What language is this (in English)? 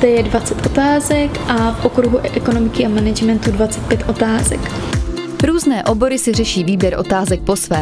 Czech